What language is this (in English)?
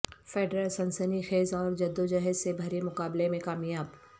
Urdu